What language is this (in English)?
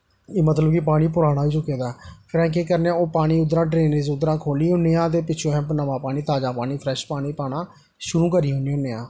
Dogri